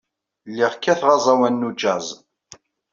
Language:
Kabyle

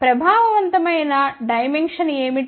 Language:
Telugu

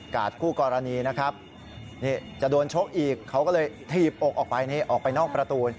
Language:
Thai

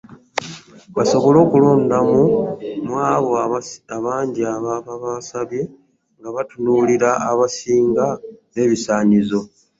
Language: Ganda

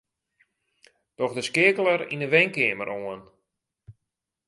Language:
Western Frisian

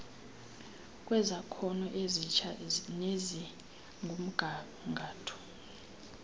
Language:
Xhosa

